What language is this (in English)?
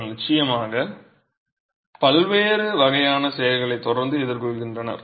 Tamil